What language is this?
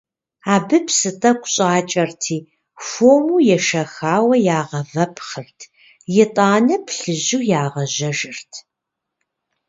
Kabardian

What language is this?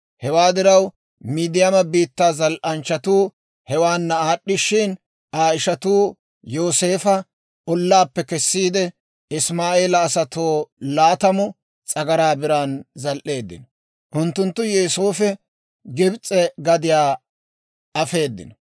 Dawro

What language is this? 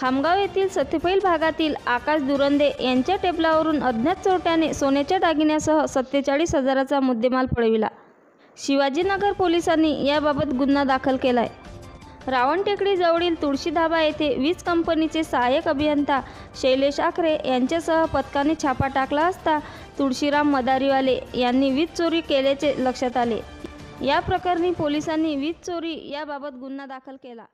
Indonesian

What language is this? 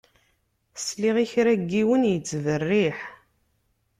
Kabyle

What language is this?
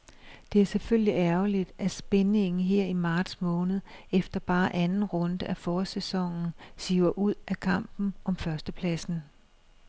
Danish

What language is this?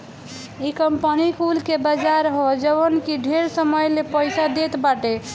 Bhojpuri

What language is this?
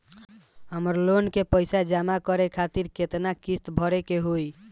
Bhojpuri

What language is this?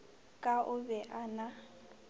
Northern Sotho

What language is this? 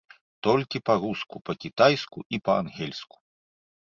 Belarusian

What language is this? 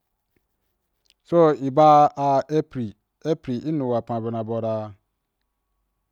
Wapan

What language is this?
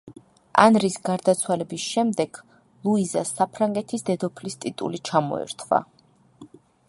Georgian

